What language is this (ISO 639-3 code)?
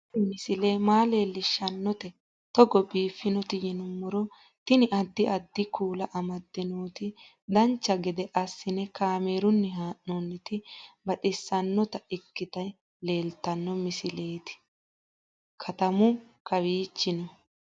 sid